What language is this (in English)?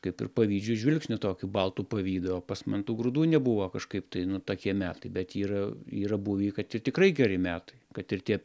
Lithuanian